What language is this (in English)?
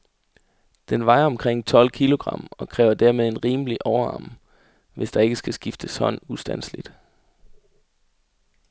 Danish